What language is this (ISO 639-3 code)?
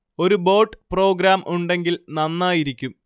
mal